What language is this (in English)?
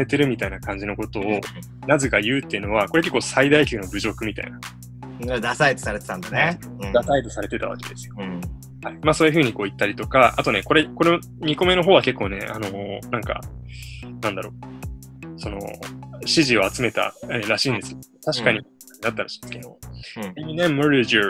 Japanese